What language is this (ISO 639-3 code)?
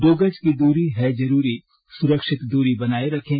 hin